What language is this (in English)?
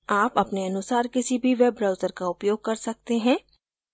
Hindi